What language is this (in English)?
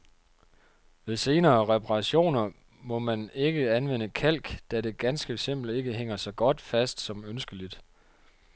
Danish